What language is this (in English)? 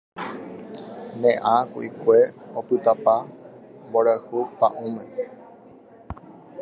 Guarani